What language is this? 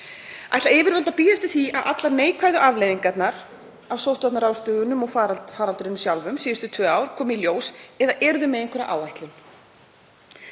Icelandic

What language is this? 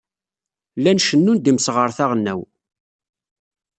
Kabyle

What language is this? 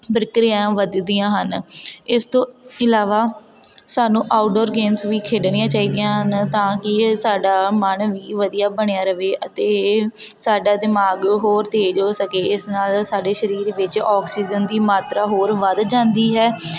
Punjabi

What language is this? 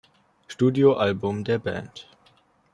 German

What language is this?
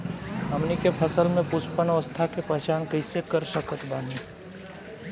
Bhojpuri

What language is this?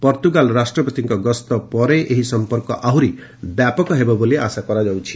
Odia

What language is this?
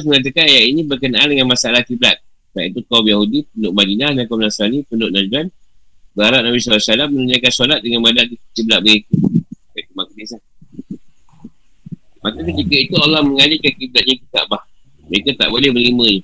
Malay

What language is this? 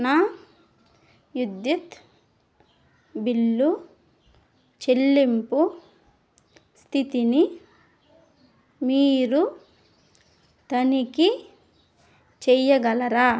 Telugu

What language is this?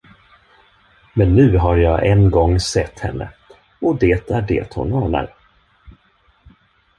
Swedish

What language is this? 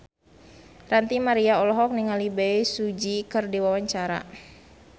Sundanese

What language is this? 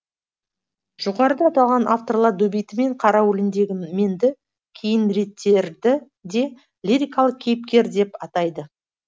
Kazakh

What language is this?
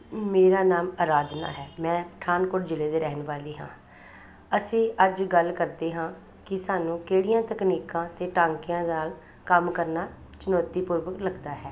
Punjabi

